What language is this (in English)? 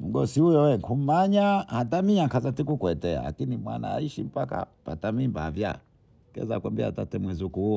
Bondei